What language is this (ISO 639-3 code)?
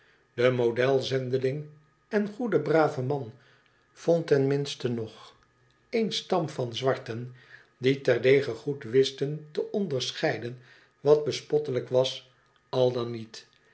nld